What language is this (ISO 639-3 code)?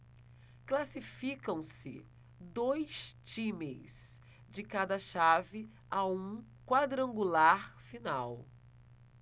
por